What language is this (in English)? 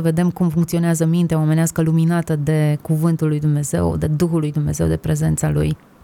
Romanian